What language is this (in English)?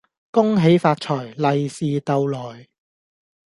Cantonese